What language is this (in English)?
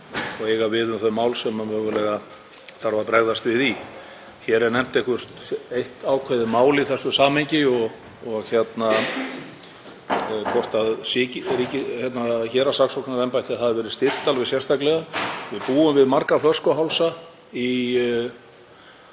Icelandic